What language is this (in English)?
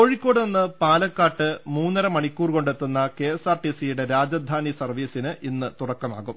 Malayalam